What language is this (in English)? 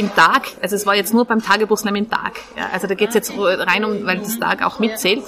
German